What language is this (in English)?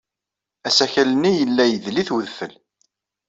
Kabyle